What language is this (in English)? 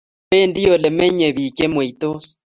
Kalenjin